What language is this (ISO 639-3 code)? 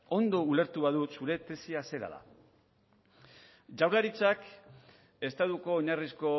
eus